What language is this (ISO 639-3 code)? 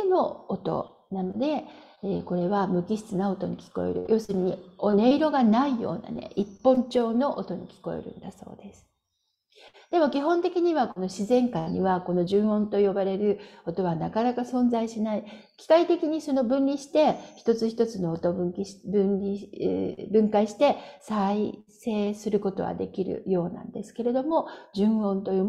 jpn